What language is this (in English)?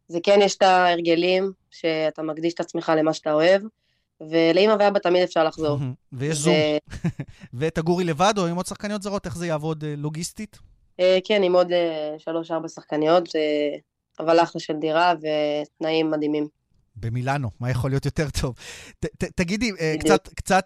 Hebrew